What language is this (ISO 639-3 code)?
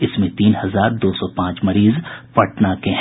hin